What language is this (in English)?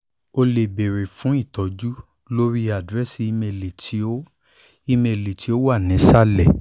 Yoruba